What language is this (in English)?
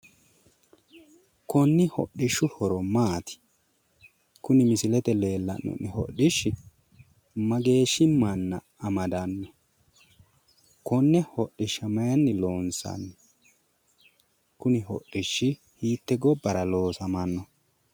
Sidamo